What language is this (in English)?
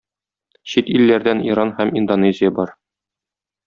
Tatar